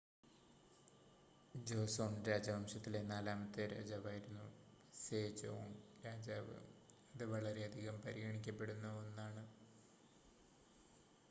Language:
Malayalam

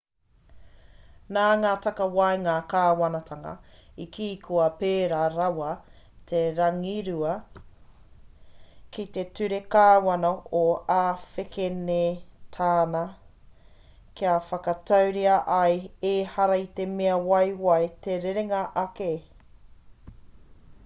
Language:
Māori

